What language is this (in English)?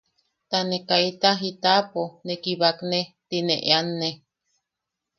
Yaqui